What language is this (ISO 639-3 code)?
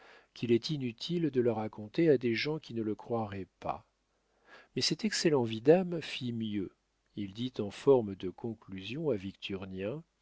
fra